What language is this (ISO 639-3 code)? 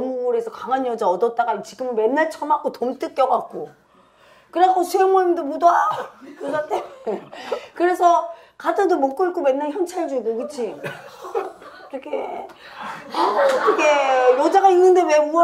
kor